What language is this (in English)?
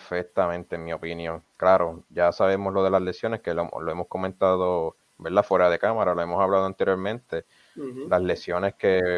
Spanish